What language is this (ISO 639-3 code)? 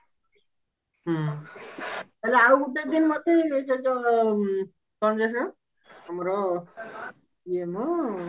ori